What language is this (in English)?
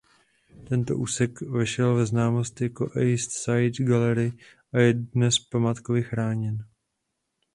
Czech